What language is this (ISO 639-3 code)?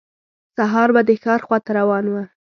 pus